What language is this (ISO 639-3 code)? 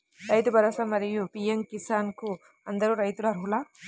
tel